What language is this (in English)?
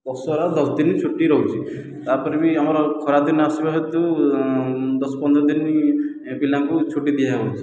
Odia